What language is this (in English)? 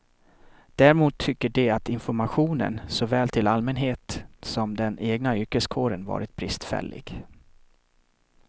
Swedish